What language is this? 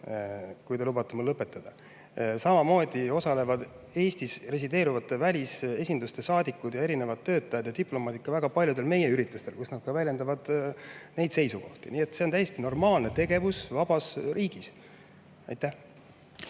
Estonian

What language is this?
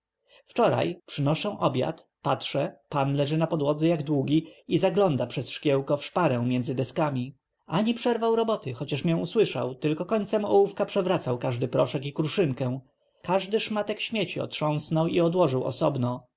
Polish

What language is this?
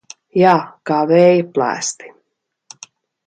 Latvian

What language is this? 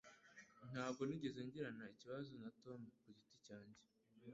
Kinyarwanda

